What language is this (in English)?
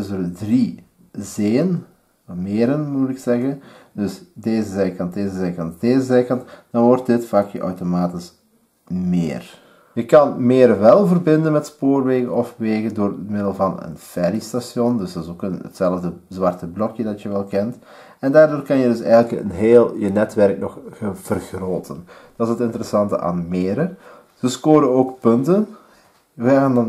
Dutch